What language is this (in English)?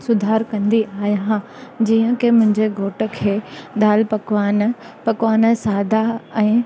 Sindhi